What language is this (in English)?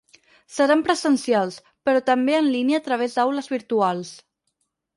Catalan